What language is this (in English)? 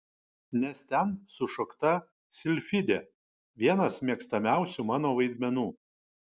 Lithuanian